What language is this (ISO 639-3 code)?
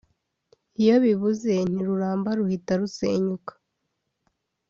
kin